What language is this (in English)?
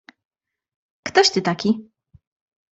Polish